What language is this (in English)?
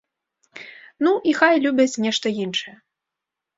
Belarusian